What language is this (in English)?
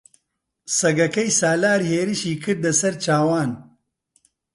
Central Kurdish